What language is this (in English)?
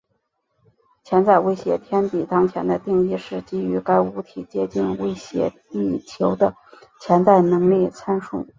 Chinese